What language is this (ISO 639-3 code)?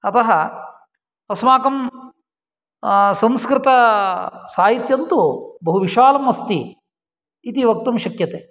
san